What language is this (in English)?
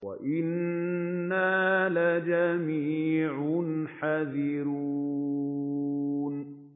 Arabic